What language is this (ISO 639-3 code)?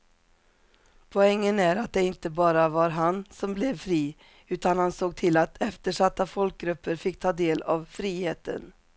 swe